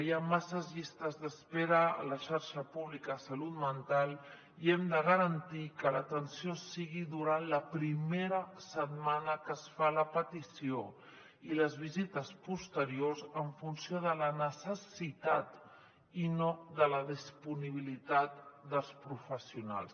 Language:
Catalan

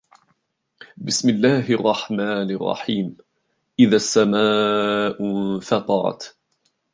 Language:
Arabic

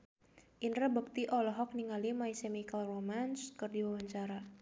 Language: Sundanese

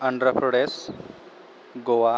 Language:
Bodo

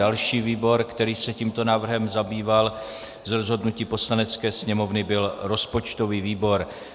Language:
Czech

